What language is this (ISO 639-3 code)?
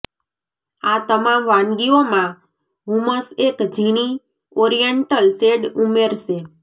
guj